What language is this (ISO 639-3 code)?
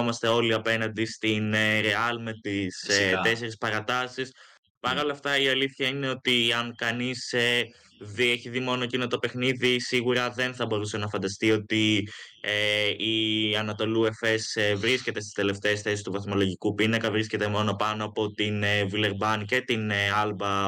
ell